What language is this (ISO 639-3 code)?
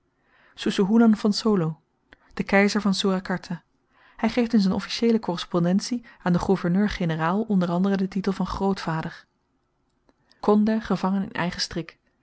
nld